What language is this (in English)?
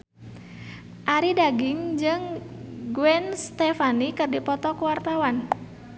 Sundanese